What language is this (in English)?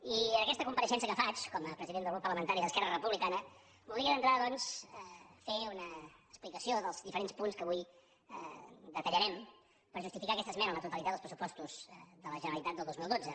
Catalan